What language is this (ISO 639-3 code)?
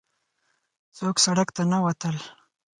pus